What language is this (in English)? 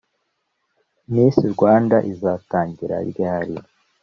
Kinyarwanda